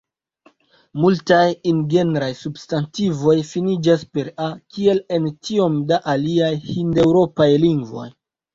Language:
Esperanto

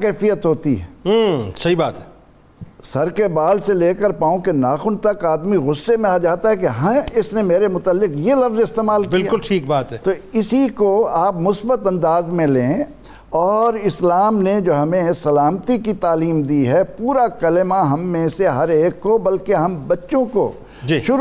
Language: Urdu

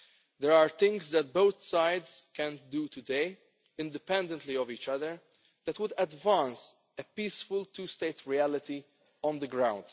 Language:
English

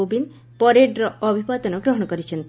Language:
Odia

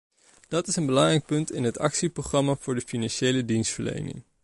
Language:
Dutch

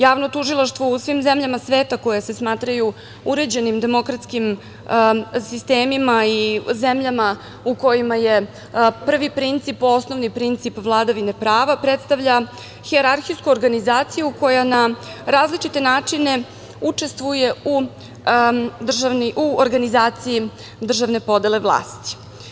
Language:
Serbian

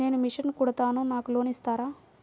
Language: Telugu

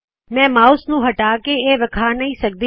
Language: Punjabi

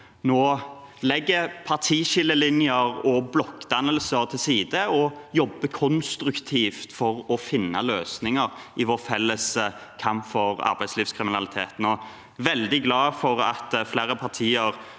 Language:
Norwegian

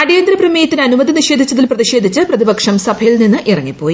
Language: Malayalam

